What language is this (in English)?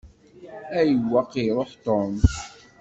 Kabyle